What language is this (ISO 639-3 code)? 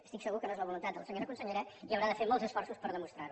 cat